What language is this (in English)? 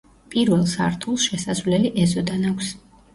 Georgian